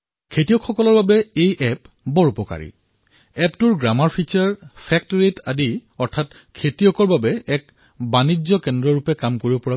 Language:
Assamese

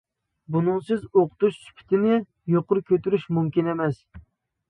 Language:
Uyghur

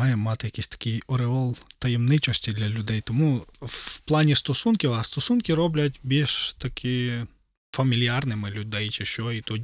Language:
Ukrainian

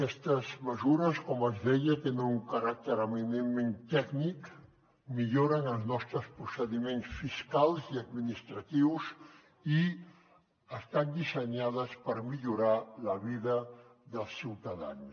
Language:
Catalan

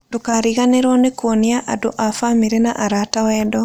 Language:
Kikuyu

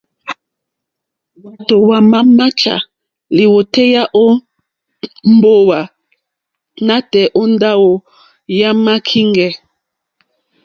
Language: Mokpwe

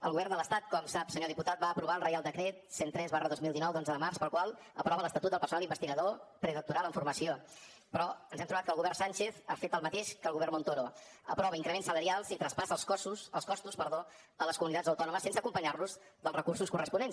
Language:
Catalan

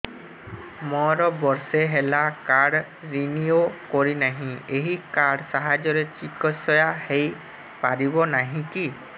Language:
Odia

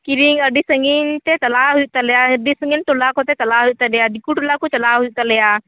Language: Santali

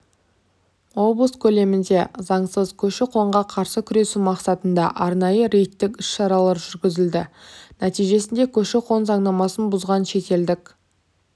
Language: Kazakh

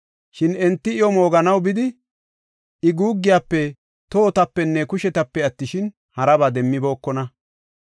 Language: Gofa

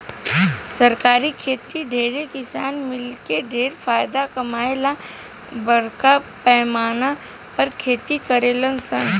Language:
Bhojpuri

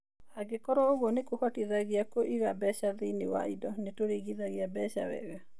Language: Kikuyu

